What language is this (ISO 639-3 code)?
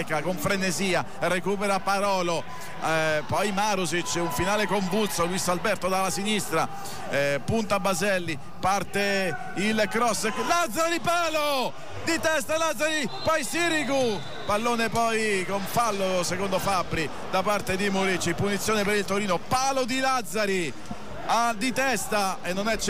ita